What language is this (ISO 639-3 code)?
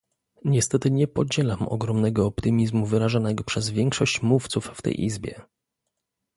pol